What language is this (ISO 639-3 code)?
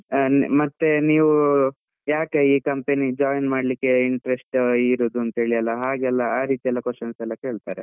kan